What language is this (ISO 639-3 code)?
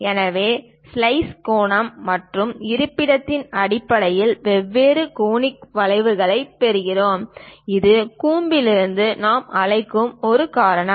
tam